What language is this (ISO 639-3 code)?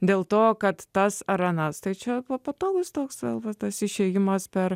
lit